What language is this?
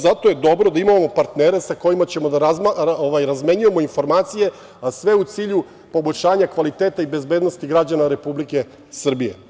Serbian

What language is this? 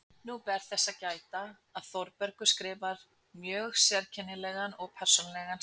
Icelandic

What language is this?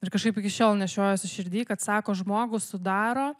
Lithuanian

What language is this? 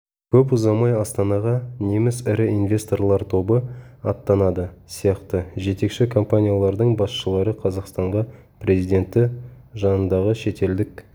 Kazakh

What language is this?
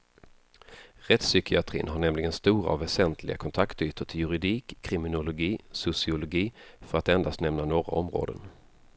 Swedish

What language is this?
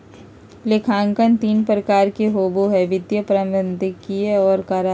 Magahi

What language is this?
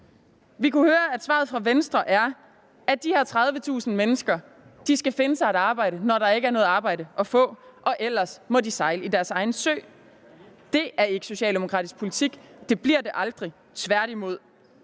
Danish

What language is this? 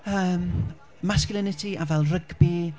Welsh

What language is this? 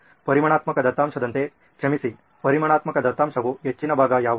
Kannada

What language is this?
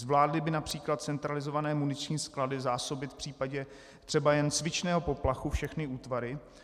Czech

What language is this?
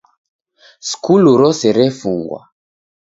Taita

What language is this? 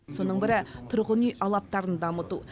Kazakh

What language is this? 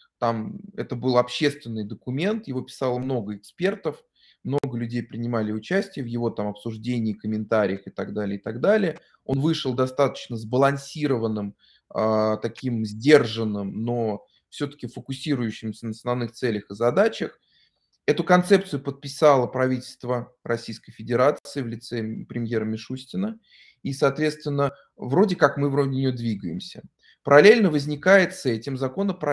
Russian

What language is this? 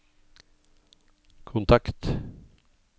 Norwegian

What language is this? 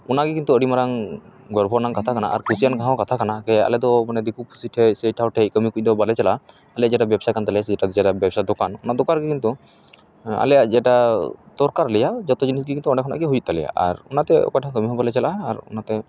Santali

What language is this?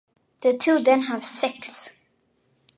English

